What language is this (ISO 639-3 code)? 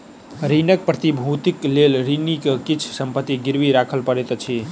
mai